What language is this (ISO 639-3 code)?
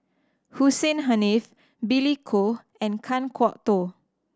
eng